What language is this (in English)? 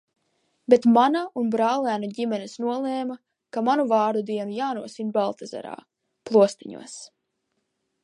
Latvian